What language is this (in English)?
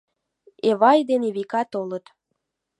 Mari